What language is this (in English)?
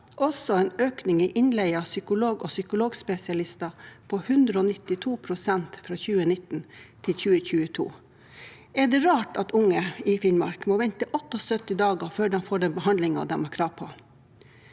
Norwegian